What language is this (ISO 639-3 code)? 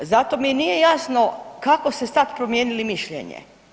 hrv